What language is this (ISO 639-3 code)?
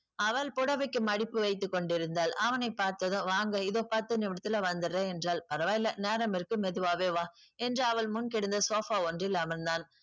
tam